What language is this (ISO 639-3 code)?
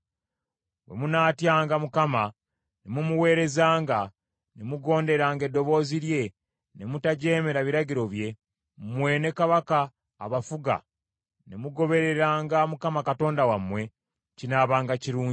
lug